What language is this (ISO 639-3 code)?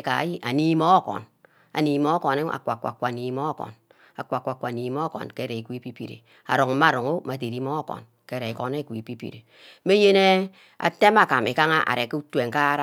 byc